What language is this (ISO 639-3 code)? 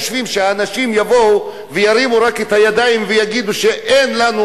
heb